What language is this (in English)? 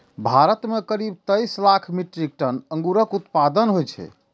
Maithili